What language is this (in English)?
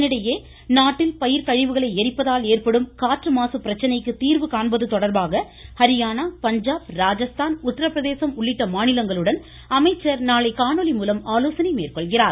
Tamil